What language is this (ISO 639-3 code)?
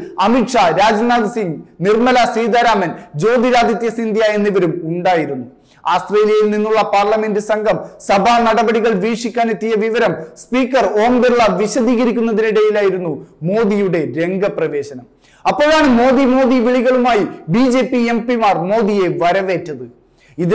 tur